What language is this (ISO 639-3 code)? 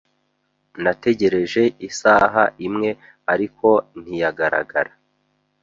kin